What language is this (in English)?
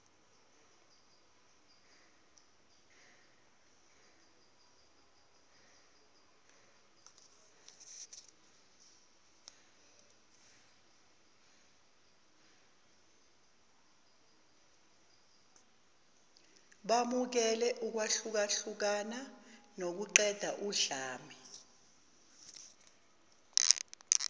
Zulu